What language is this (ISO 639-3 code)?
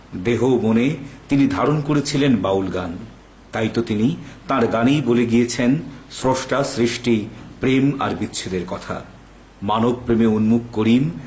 ben